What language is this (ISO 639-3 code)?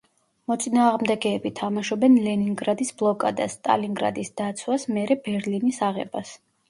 kat